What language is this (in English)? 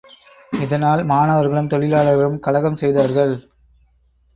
Tamil